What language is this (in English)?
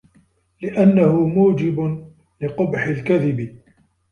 Arabic